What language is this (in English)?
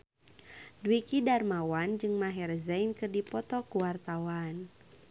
Sundanese